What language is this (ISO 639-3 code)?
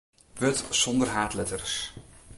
fry